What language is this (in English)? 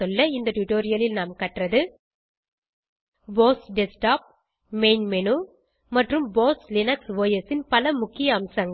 Tamil